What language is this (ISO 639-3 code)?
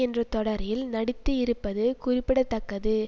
tam